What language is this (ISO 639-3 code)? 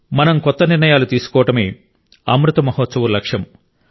tel